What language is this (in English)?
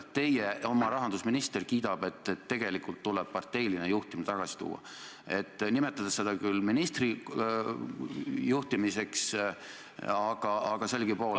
Estonian